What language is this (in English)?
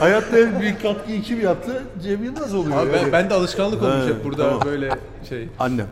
Turkish